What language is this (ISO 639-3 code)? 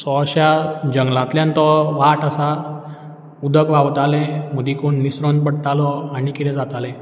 kok